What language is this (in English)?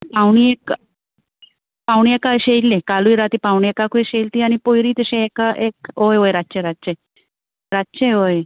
Konkani